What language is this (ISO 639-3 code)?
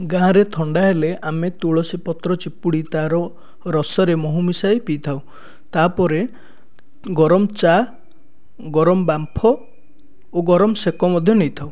ori